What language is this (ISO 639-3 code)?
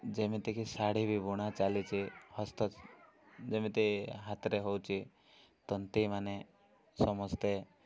ori